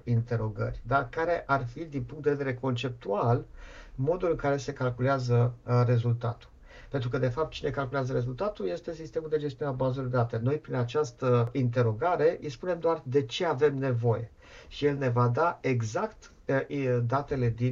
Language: Romanian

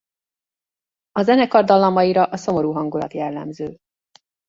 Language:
Hungarian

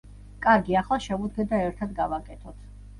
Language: Georgian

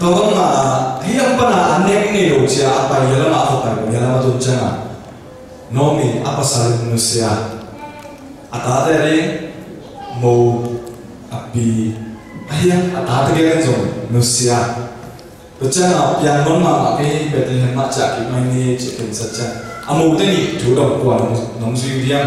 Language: Korean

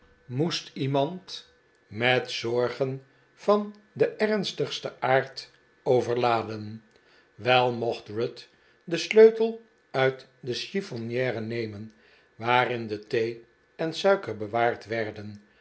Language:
Dutch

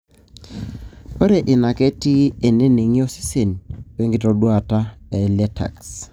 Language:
Masai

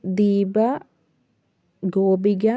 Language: Malayalam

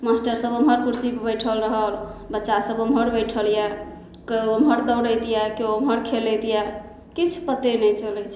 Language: Maithili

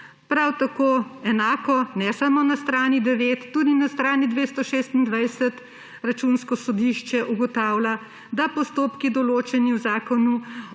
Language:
Slovenian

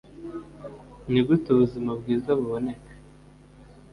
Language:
Kinyarwanda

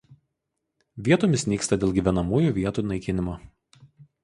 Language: Lithuanian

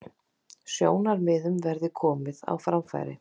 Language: Icelandic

